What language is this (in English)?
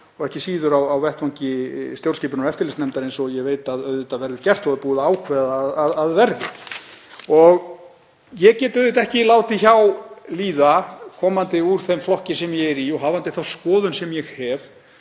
Icelandic